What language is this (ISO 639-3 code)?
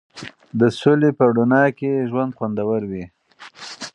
pus